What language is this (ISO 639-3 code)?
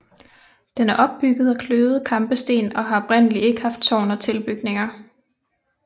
dan